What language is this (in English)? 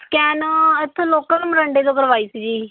Punjabi